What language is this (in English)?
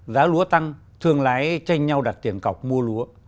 Vietnamese